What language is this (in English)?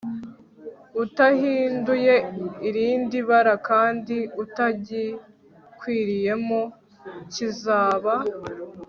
Kinyarwanda